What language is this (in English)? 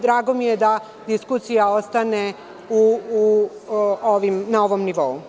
Serbian